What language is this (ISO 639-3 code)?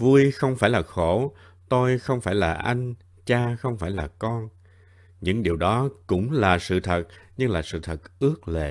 vie